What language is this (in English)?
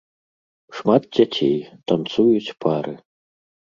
Belarusian